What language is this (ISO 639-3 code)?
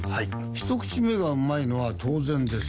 jpn